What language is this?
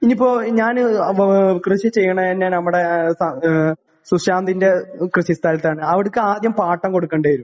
Malayalam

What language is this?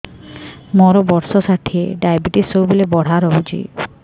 Odia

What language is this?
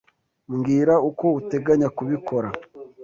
Kinyarwanda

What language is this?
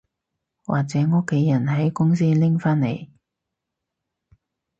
Cantonese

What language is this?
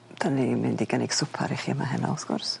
Welsh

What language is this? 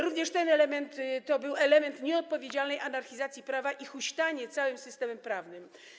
Polish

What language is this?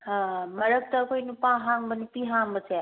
Manipuri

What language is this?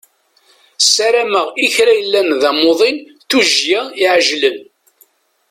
Kabyle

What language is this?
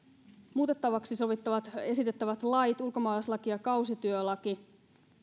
Finnish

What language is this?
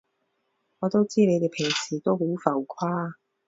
Cantonese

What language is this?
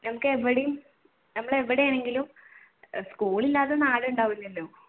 Malayalam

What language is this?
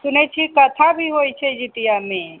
Maithili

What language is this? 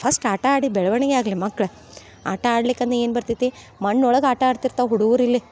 Kannada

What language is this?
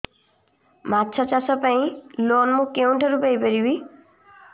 Odia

